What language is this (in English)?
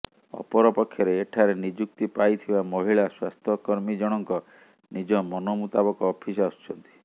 Odia